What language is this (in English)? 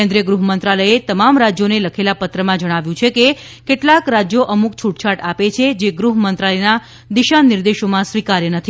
Gujarati